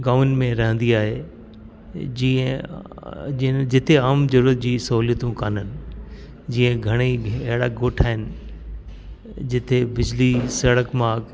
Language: Sindhi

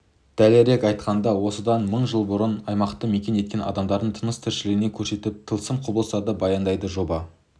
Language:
Kazakh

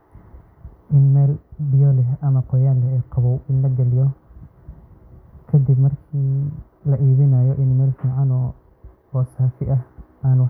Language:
Somali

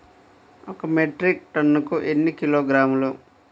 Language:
Telugu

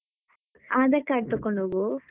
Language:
Kannada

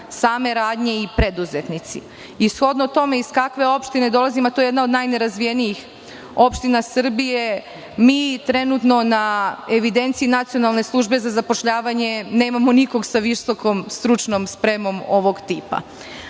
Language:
Serbian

